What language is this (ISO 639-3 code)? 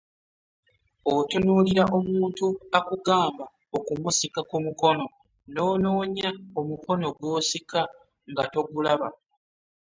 lug